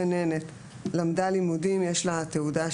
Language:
Hebrew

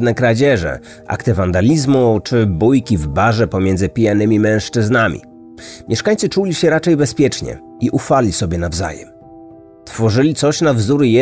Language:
Polish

